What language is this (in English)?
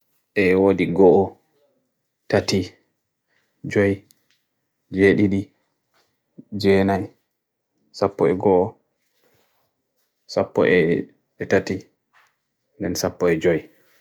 Bagirmi Fulfulde